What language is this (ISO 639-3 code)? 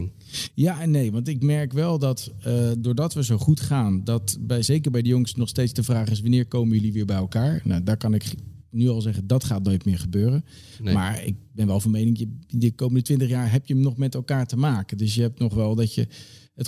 nld